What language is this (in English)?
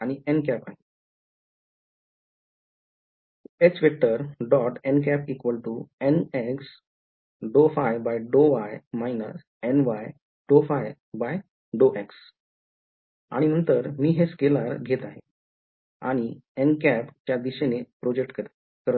Marathi